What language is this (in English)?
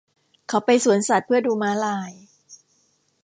Thai